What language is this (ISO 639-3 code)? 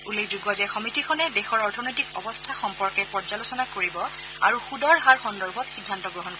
asm